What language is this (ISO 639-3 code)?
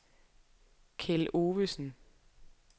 dan